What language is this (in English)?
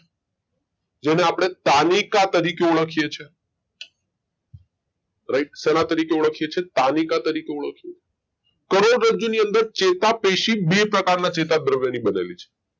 Gujarati